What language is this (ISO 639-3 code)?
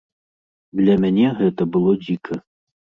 bel